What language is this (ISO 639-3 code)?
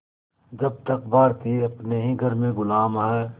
hin